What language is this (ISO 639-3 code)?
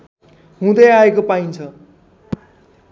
nep